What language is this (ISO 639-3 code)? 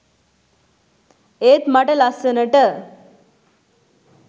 sin